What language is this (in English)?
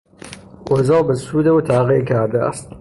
Persian